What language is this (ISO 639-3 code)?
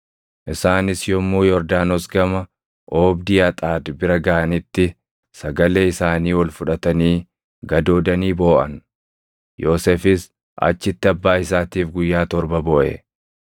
orm